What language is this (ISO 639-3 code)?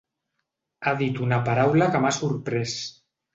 cat